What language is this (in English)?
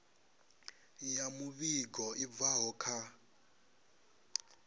Venda